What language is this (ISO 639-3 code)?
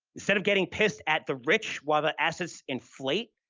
eng